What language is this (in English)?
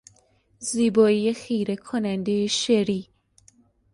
Persian